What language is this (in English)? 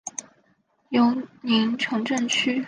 Chinese